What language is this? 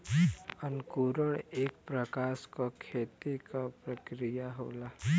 Bhojpuri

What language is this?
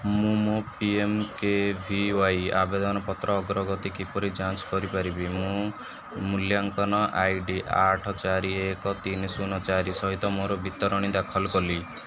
Odia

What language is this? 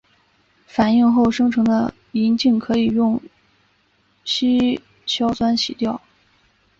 Chinese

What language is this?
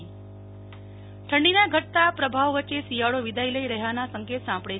Gujarati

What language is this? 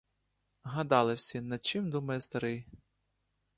Ukrainian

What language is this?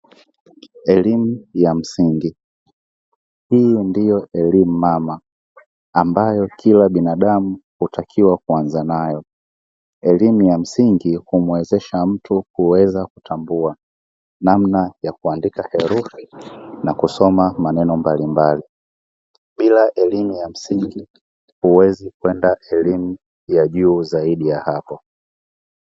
Swahili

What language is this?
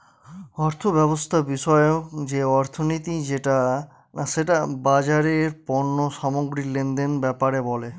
Bangla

